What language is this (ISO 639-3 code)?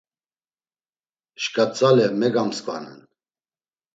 lzz